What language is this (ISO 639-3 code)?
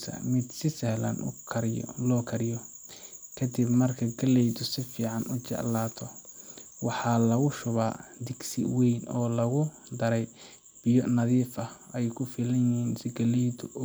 som